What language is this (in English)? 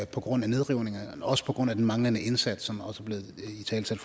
Danish